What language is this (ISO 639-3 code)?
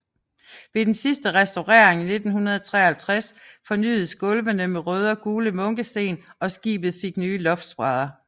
dan